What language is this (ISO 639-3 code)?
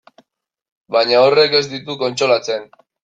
eus